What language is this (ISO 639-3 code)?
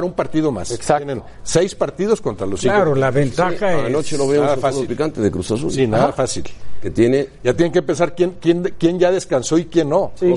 spa